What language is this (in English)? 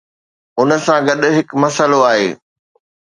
Sindhi